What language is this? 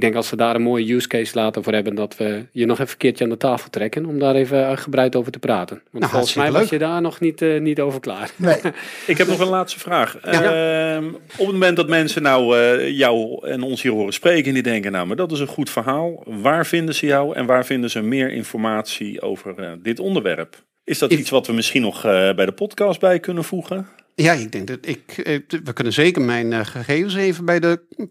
Dutch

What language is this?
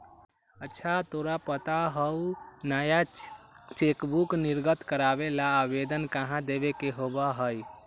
Magahi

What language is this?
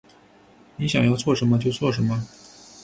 Chinese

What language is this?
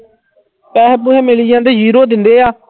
Punjabi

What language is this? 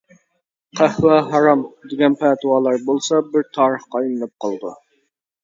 Uyghur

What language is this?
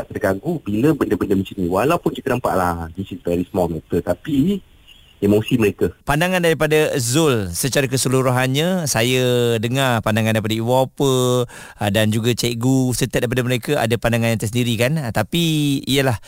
Malay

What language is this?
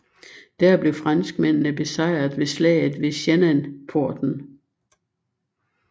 Danish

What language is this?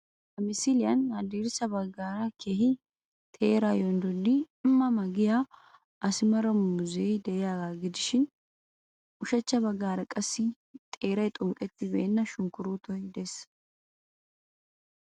Wolaytta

